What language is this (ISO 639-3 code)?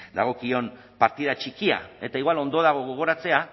eus